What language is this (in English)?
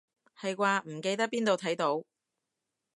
Cantonese